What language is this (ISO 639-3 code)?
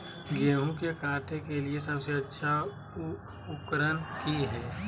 mag